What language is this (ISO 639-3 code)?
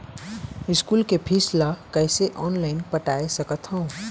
hne